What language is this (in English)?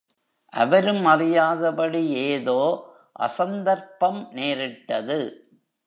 Tamil